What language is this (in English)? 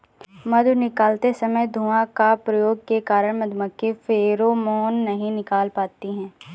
Hindi